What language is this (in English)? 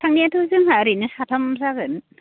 Bodo